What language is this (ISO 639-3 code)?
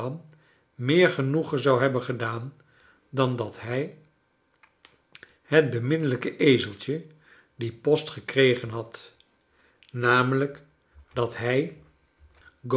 nld